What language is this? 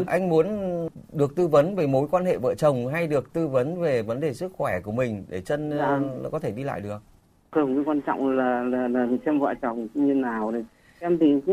Vietnamese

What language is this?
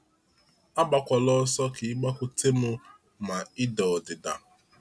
Igbo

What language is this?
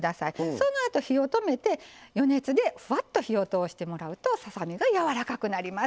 Japanese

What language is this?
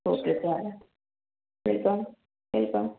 Marathi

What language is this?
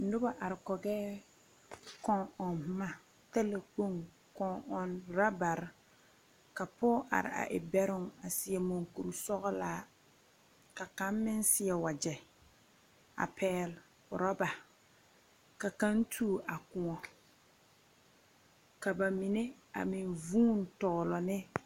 Southern Dagaare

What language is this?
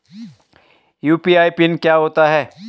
Hindi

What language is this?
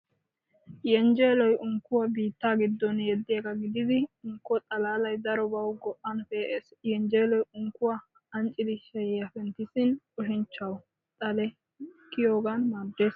Wolaytta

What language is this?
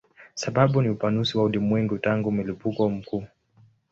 Swahili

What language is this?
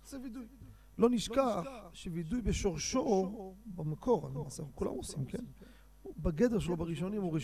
Hebrew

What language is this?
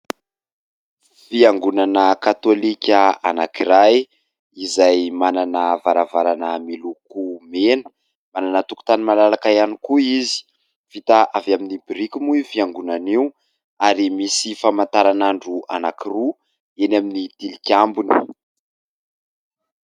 Malagasy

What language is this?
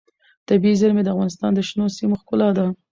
Pashto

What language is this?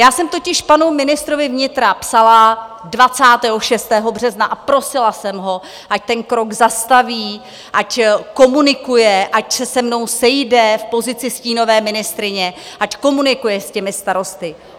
Czech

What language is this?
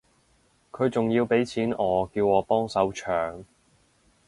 Cantonese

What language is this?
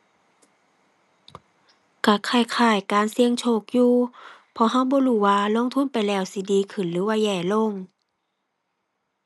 Thai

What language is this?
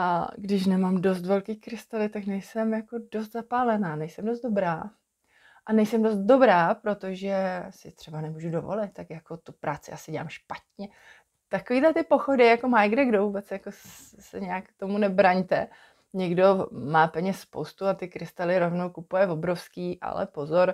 Czech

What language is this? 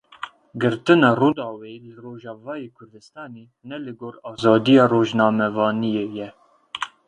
Kurdish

